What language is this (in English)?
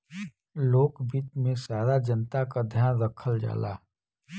Bhojpuri